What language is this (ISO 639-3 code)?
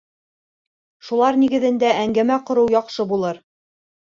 bak